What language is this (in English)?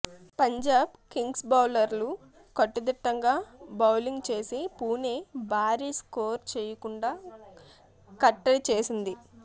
Telugu